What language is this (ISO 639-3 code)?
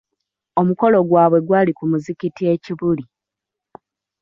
lug